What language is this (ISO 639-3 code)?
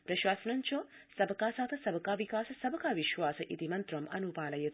san